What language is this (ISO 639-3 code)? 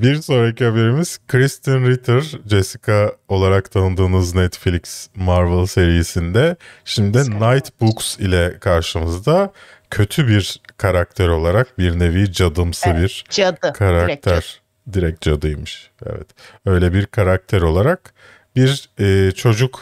tur